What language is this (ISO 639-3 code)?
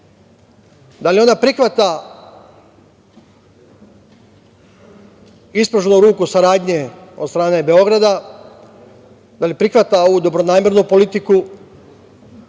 srp